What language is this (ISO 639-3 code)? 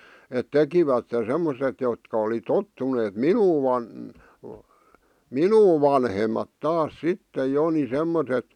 fin